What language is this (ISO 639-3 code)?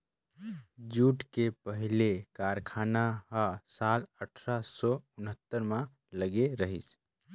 hne